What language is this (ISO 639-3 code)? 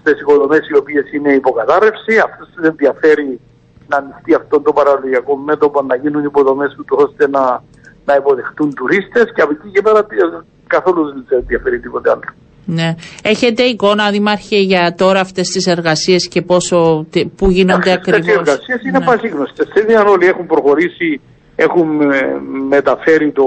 ell